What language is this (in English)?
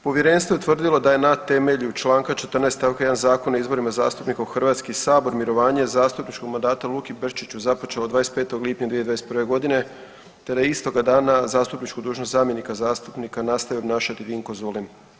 Croatian